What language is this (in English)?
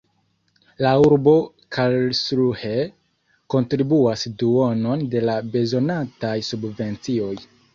Esperanto